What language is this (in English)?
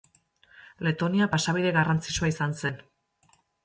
Basque